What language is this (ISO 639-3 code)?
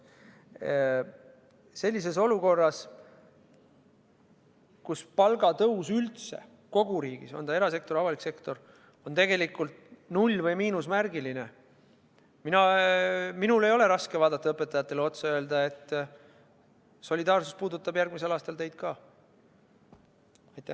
est